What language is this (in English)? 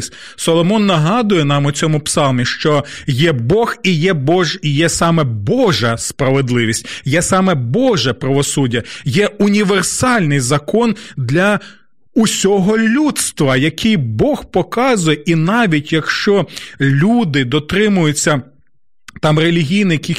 Ukrainian